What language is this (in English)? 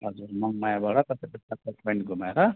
Nepali